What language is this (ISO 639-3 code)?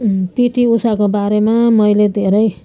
nep